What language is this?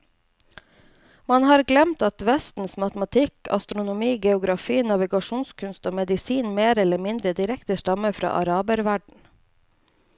Norwegian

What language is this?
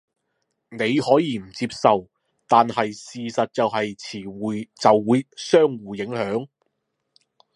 Cantonese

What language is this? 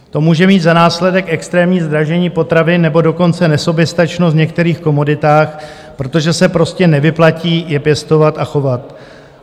Czech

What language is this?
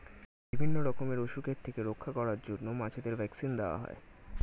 Bangla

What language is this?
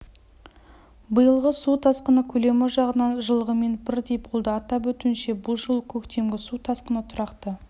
Kazakh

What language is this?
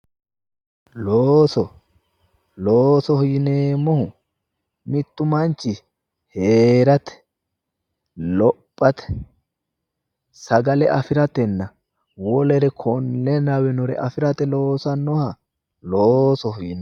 Sidamo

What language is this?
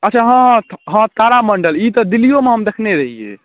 Maithili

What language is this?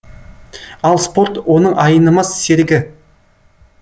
Kazakh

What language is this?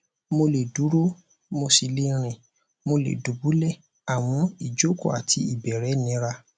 Yoruba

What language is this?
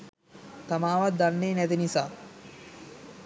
Sinhala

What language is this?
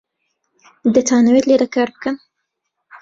Central Kurdish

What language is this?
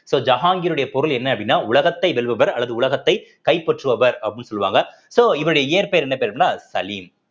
Tamil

